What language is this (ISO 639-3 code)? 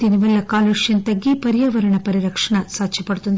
tel